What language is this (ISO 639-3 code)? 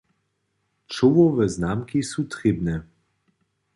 hsb